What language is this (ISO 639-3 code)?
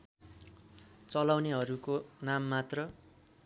nep